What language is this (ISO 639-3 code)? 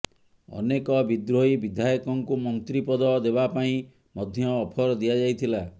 ori